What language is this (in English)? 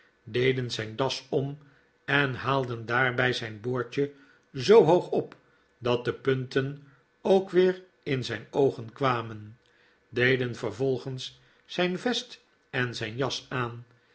Dutch